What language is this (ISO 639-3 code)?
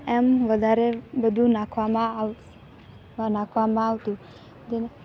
guj